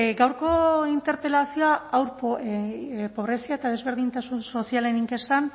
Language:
Basque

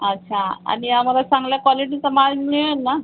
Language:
Marathi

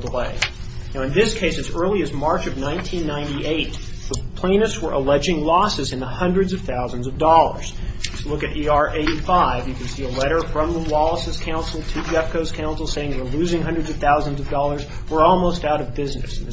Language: English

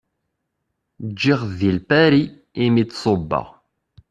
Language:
Kabyle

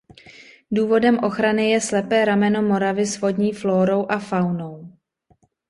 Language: Czech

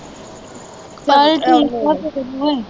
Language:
Punjabi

